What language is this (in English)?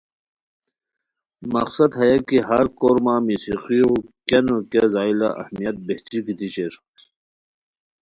Khowar